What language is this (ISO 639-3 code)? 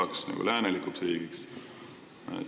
est